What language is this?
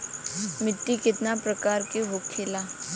Bhojpuri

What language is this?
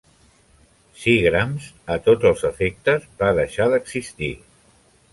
Catalan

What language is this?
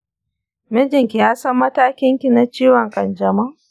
Hausa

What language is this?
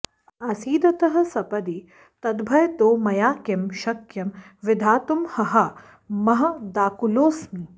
Sanskrit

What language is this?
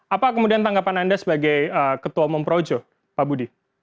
Indonesian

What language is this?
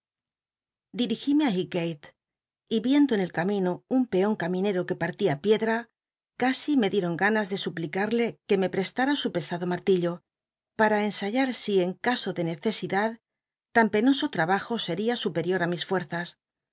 Spanish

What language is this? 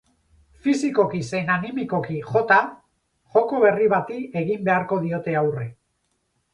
Basque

